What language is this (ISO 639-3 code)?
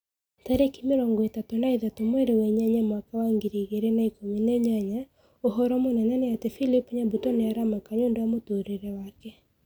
kik